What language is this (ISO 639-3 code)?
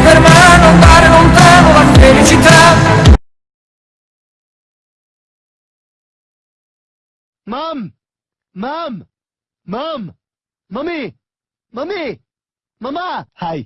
ita